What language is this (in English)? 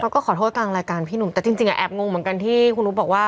Thai